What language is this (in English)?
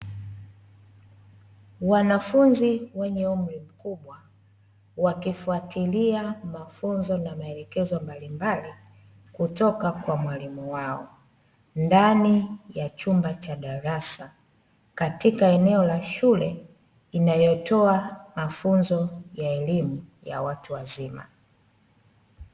Swahili